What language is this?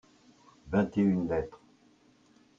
French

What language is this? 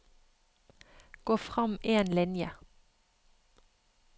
Norwegian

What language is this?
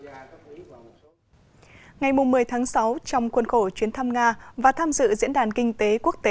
Vietnamese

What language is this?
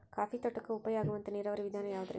Kannada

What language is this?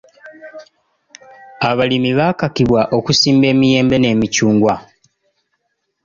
Ganda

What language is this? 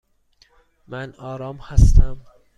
Persian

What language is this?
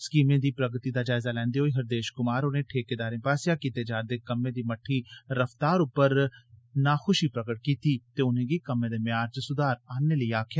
Dogri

